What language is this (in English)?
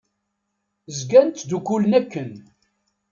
Kabyle